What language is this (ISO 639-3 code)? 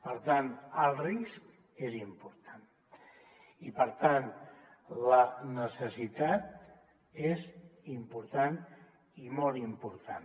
cat